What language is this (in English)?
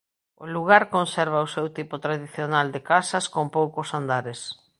Galician